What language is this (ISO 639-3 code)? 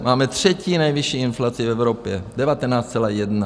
ces